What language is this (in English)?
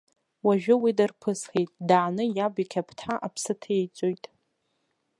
Abkhazian